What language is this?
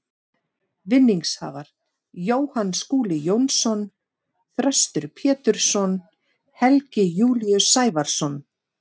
Icelandic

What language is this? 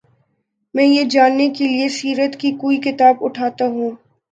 Urdu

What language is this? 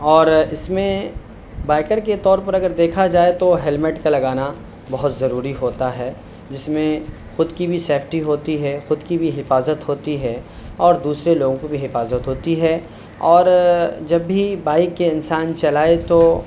Urdu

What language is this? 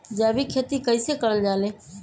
Magahi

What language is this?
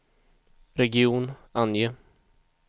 Swedish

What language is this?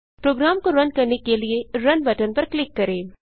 Hindi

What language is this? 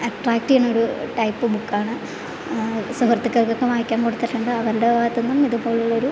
Malayalam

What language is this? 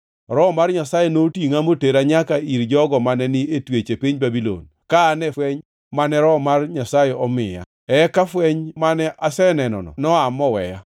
Luo (Kenya and Tanzania)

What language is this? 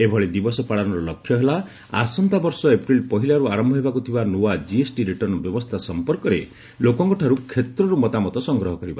Odia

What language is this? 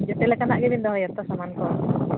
Santali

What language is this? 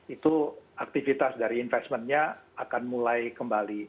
Indonesian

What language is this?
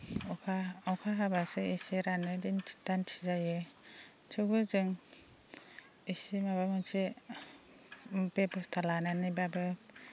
Bodo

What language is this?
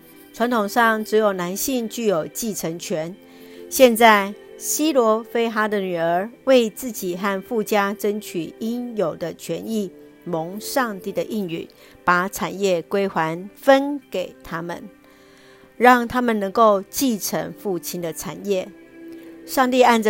Chinese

